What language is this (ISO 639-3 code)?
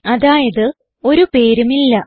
mal